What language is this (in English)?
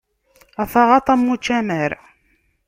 Kabyle